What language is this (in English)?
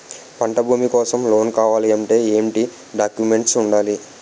Telugu